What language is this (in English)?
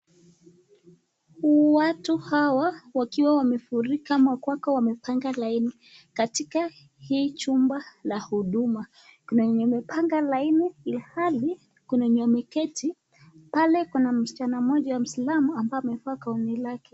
Swahili